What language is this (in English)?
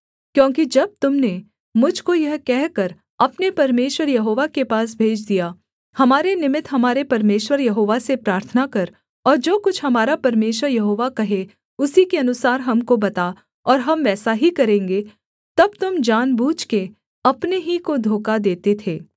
Hindi